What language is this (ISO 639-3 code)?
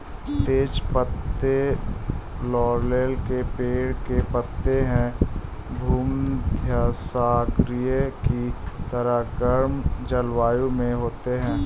hin